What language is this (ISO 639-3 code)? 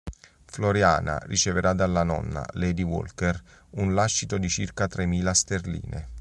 ita